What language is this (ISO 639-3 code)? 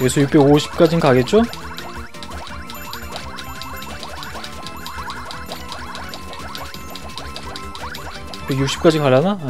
kor